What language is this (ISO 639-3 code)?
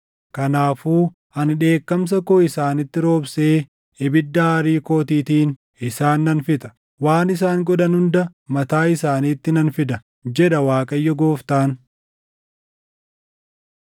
orm